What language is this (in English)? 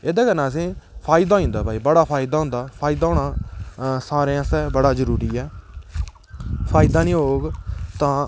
Dogri